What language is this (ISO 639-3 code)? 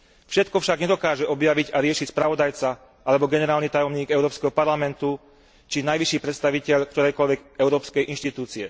slk